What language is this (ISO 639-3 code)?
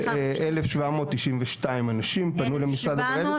heb